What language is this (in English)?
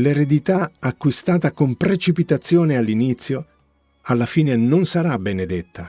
Italian